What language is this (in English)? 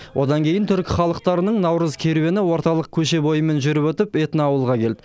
Kazakh